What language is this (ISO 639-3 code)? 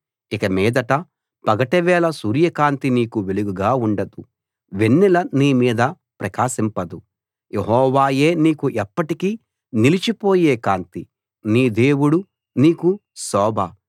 tel